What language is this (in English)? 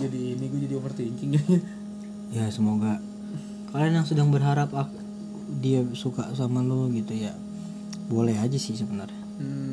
Indonesian